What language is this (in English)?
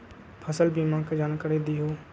Magahi